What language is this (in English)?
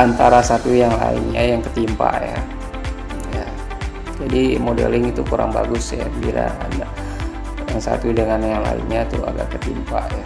Indonesian